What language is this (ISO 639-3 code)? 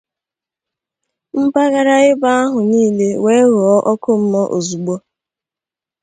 ibo